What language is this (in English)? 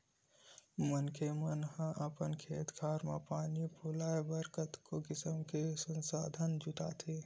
Chhattisgarhi